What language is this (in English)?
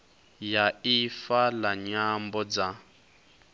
Venda